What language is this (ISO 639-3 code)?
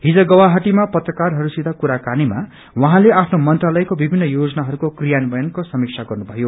nep